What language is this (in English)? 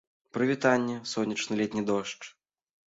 Belarusian